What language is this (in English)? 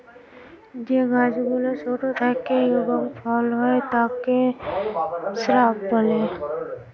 Bangla